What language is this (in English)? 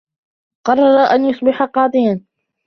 Arabic